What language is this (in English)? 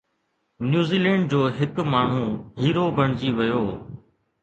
Sindhi